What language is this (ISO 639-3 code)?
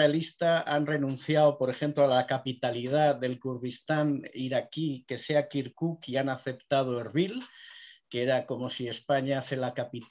spa